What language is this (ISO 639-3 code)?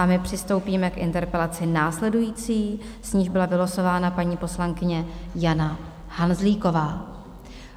ces